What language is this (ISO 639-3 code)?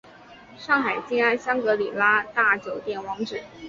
zho